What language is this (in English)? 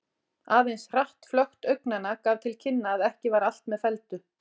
Icelandic